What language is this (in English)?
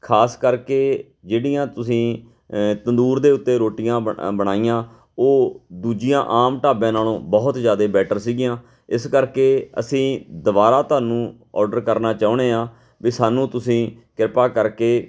Punjabi